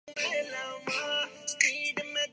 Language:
Urdu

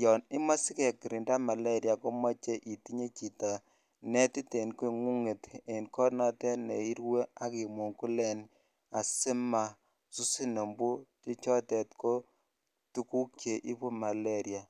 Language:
Kalenjin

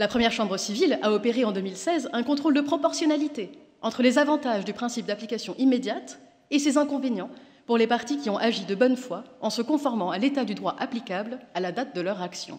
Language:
French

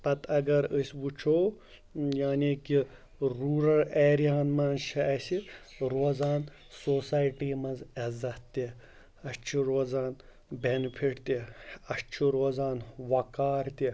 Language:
Kashmiri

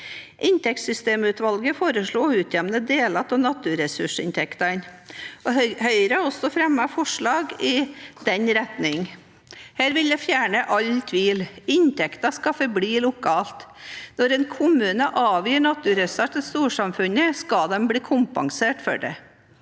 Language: Norwegian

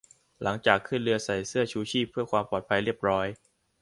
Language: Thai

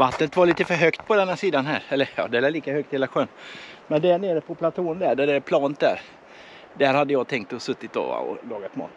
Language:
Swedish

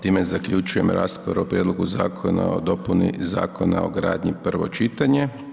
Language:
Croatian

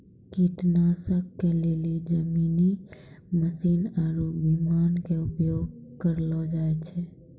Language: Maithili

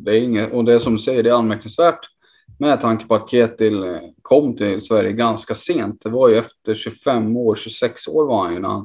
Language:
Swedish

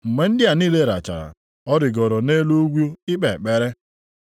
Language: Igbo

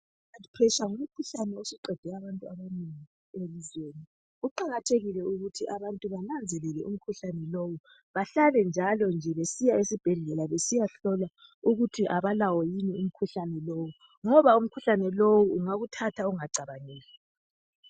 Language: North Ndebele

